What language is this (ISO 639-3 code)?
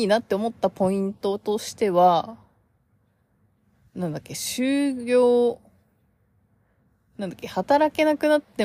jpn